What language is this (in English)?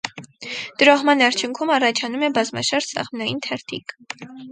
Armenian